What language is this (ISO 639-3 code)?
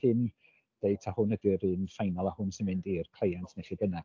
cym